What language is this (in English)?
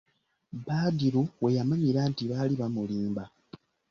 Ganda